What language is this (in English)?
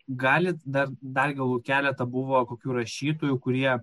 Lithuanian